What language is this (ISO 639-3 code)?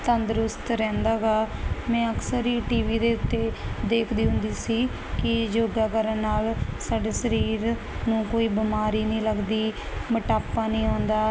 pan